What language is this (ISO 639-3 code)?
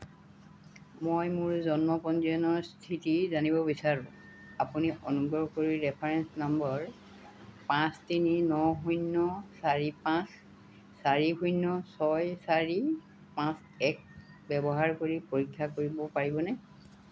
asm